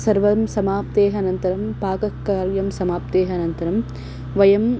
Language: Sanskrit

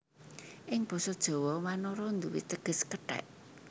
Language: Javanese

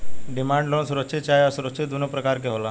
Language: Bhojpuri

